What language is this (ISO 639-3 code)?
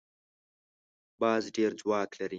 pus